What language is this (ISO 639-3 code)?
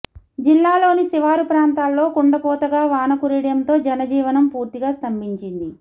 tel